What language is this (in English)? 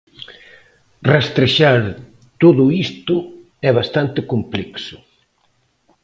Galician